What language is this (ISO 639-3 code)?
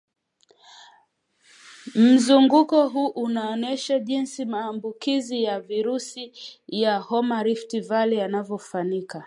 swa